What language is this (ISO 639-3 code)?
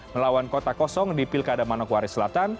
ind